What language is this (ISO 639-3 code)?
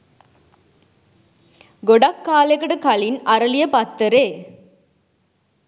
sin